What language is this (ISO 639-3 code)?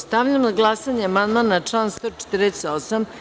srp